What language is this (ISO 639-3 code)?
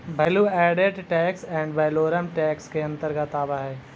mag